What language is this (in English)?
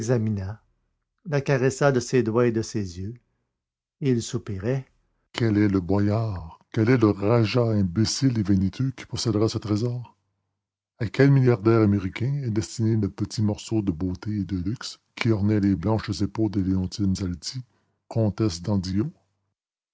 French